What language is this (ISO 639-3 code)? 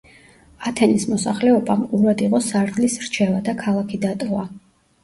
kat